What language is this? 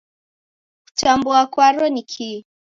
Taita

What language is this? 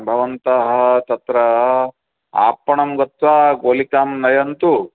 Sanskrit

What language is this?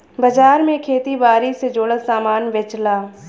Bhojpuri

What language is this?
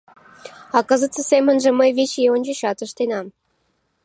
Mari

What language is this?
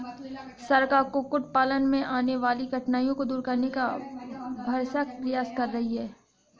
Hindi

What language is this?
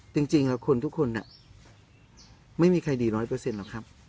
Thai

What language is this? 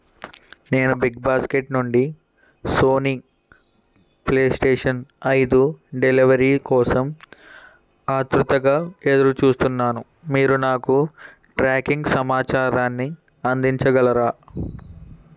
Telugu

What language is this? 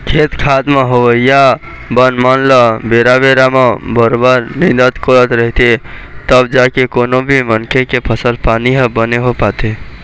Chhattisgarhi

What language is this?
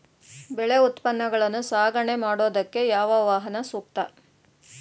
Kannada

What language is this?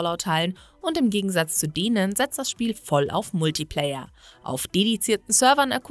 German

